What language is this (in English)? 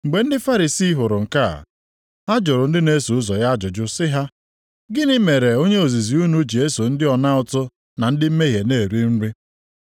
Igbo